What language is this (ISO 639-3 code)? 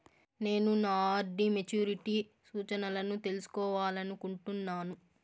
tel